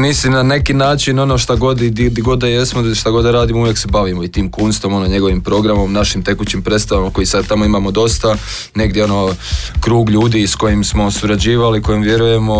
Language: Croatian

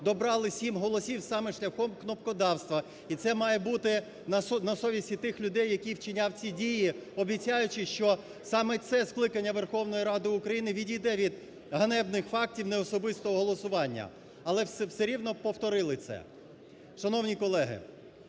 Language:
Ukrainian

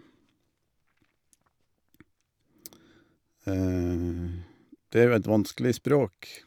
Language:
Norwegian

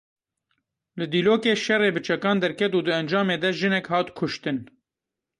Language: Kurdish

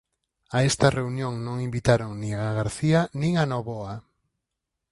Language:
Galician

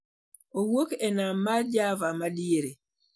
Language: Luo (Kenya and Tanzania)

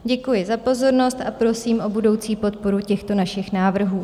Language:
Czech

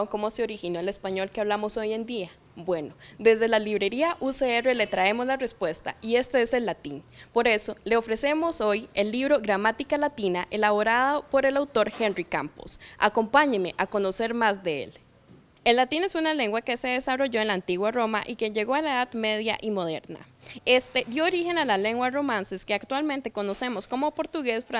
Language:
Spanish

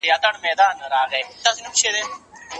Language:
Pashto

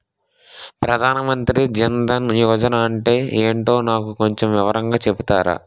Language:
Telugu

